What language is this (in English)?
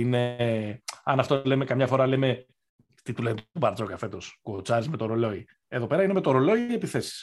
Greek